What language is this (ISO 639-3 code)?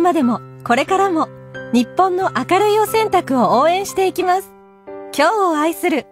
jpn